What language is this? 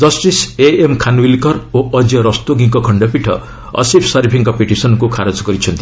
Odia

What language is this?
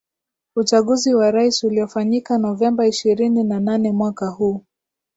Swahili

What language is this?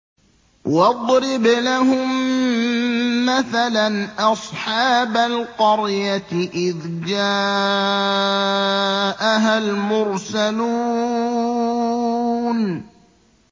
Arabic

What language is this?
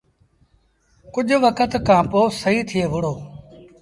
Sindhi Bhil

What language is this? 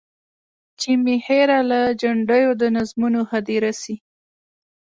Pashto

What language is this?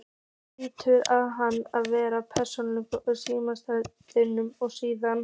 Icelandic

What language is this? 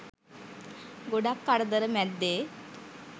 Sinhala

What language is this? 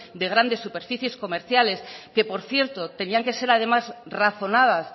Spanish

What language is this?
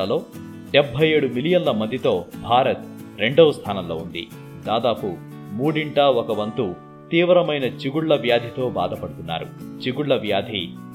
Telugu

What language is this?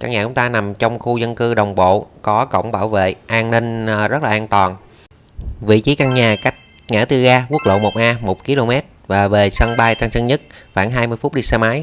Vietnamese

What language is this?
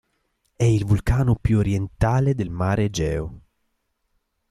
Italian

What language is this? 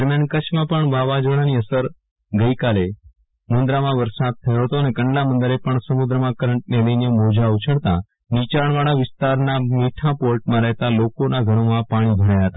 Gujarati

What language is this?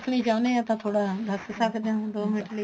Punjabi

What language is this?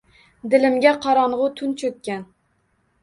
Uzbek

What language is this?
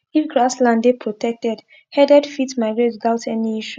Nigerian Pidgin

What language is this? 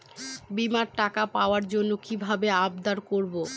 Bangla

